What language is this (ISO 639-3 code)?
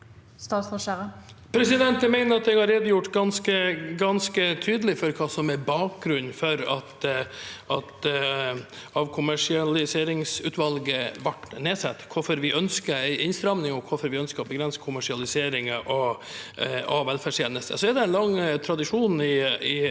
nor